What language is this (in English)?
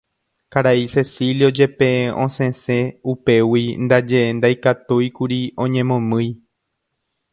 Guarani